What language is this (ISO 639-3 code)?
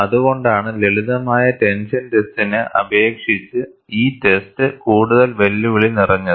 mal